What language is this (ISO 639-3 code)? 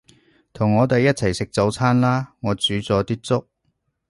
yue